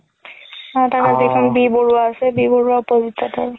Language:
Assamese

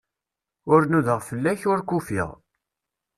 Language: Kabyle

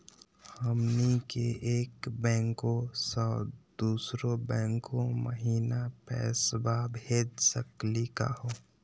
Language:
Magahi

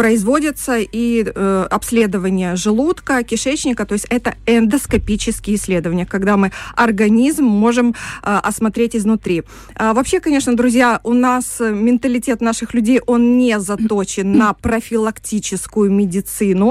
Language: Russian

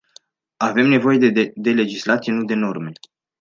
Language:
Romanian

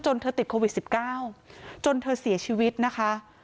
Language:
Thai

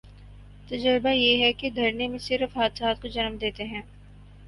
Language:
Urdu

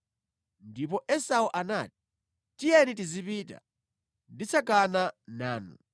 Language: Nyanja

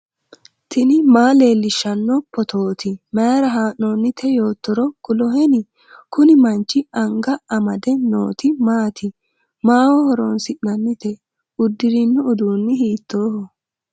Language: Sidamo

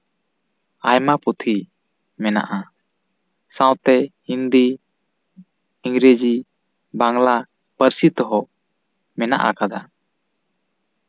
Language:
Santali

